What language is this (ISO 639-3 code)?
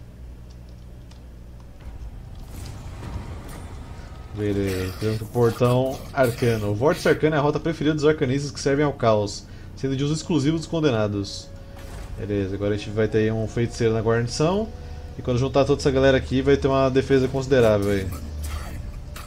por